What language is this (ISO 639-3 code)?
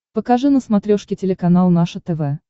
rus